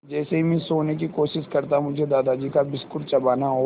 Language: Hindi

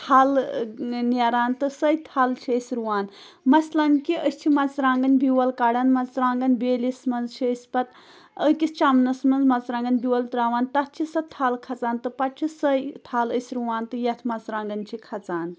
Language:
Kashmiri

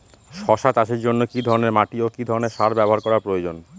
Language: Bangla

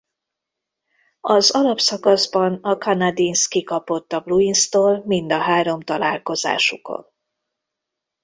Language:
Hungarian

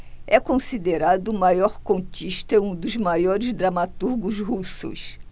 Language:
Portuguese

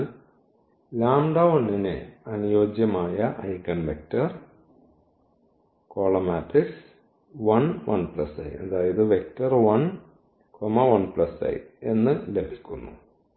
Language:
Malayalam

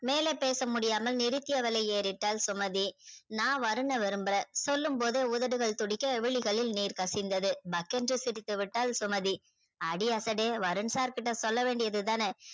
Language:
Tamil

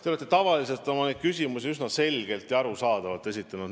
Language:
Estonian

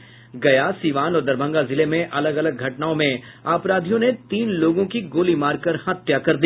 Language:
Hindi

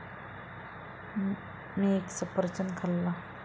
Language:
Marathi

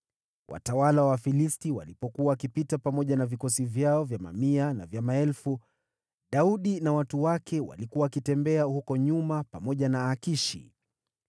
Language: Swahili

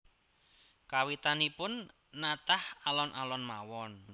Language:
Javanese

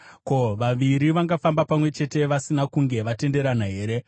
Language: Shona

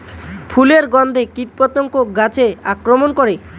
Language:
Bangla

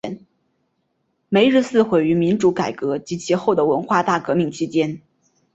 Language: Chinese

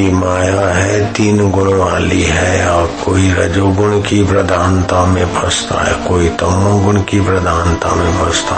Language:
Hindi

